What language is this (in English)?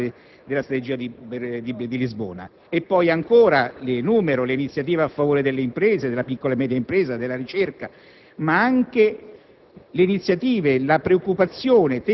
Italian